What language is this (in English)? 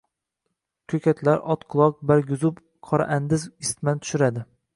Uzbek